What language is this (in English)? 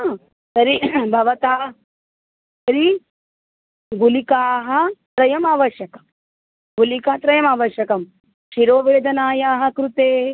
Sanskrit